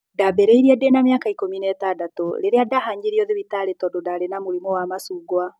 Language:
Kikuyu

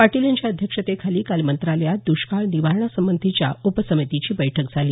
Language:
Marathi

